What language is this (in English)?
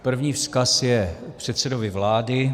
Czech